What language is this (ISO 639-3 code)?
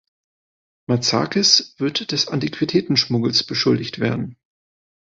deu